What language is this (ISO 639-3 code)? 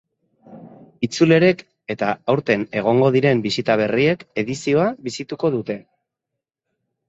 eus